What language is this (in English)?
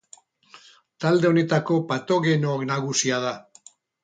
Basque